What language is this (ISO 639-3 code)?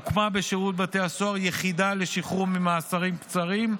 heb